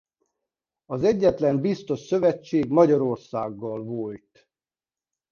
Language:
Hungarian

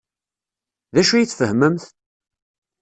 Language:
Kabyle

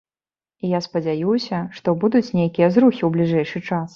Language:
Belarusian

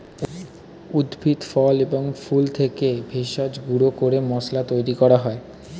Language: Bangla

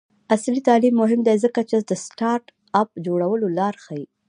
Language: Pashto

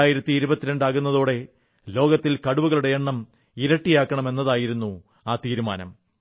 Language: Malayalam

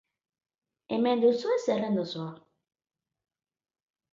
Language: Basque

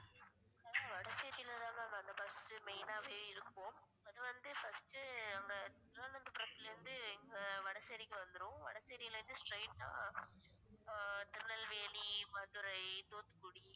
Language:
Tamil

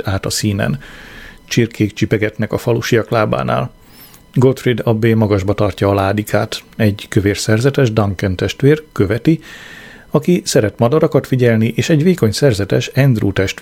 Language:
Hungarian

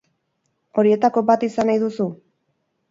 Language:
Basque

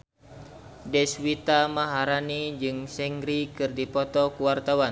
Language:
Sundanese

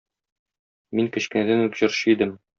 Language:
Tatar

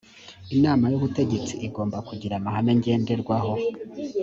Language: Kinyarwanda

